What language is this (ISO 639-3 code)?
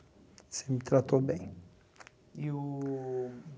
por